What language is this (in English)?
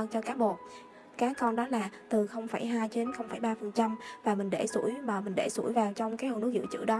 Vietnamese